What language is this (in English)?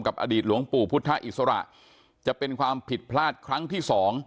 Thai